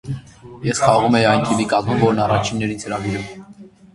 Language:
Armenian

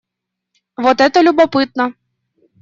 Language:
Russian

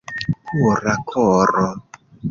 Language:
Esperanto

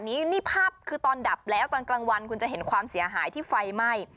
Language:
Thai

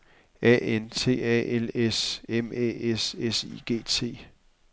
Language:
Danish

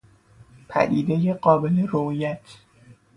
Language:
Persian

